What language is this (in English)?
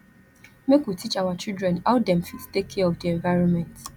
Nigerian Pidgin